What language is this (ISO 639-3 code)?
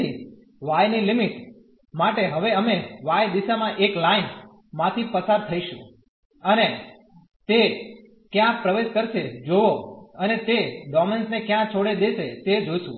guj